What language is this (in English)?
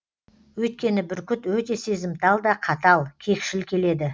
Kazakh